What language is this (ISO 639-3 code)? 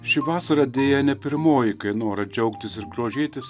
lit